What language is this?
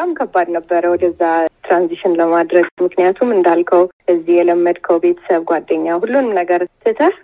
Amharic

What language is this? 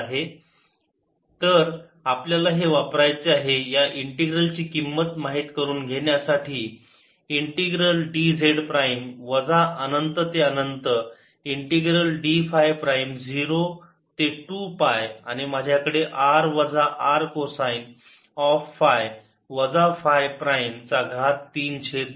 Marathi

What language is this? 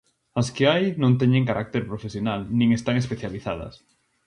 Galician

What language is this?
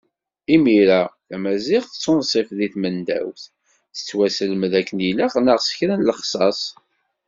Kabyle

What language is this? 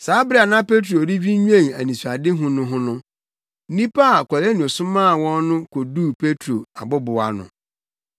Akan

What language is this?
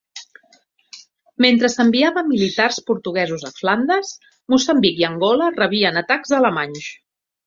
Catalan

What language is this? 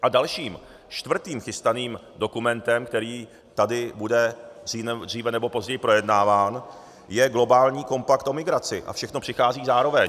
Czech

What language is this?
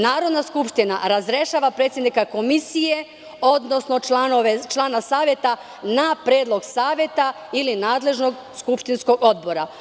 Serbian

